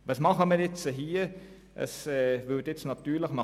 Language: Swiss German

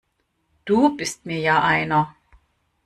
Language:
German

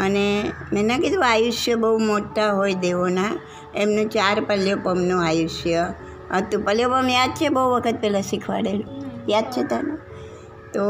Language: Gujarati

